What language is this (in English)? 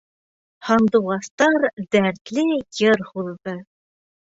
Bashkir